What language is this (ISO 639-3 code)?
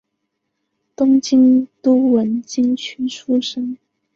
zho